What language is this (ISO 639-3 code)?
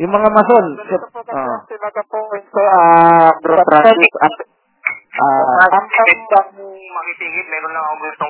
fil